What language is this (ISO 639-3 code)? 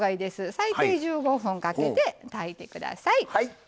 jpn